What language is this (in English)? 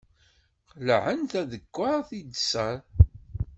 Kabyle